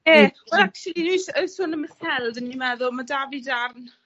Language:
Welsh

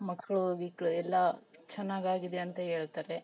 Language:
Kannada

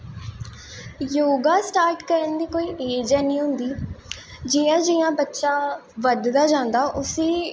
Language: Dogri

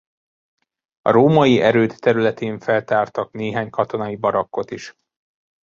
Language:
Hungarian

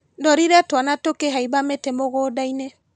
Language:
Kikuyu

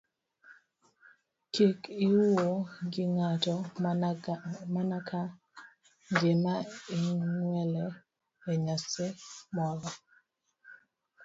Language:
Luo (Kenya and Tanzania)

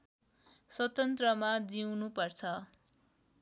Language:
Nepali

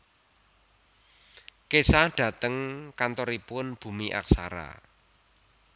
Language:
Javanese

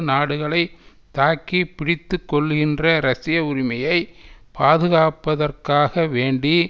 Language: Tamil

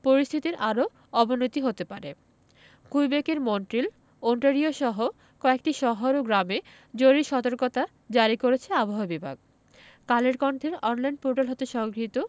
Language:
Bangla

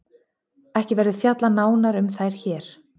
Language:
Icelandic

